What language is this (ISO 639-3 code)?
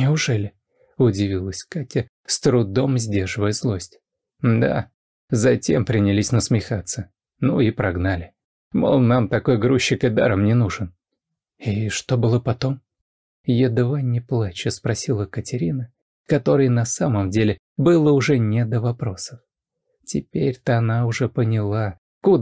rus